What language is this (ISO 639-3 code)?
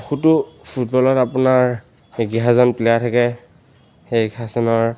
asm